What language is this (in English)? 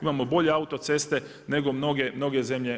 Croatian